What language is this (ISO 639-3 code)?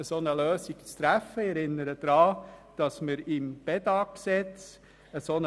gsw